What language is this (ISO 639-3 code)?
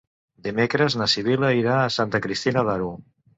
cat